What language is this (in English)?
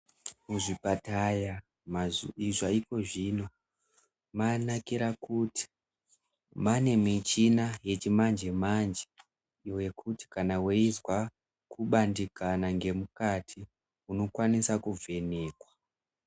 Ndau